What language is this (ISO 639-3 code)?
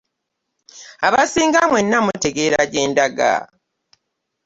lug